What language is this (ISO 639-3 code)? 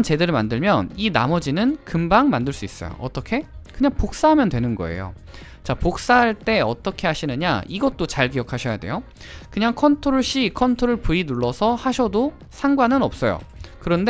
kor